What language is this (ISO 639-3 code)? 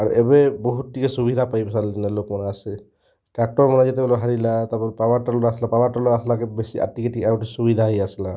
ori